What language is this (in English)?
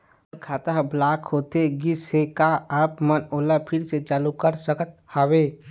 Chhattisgarhi